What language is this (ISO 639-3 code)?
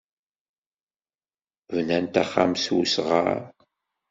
kab